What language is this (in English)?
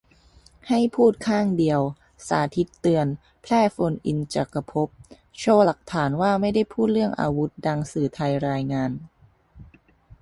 Thai